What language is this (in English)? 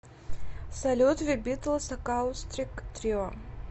Russian